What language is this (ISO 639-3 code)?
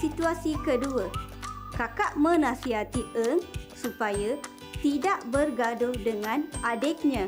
msa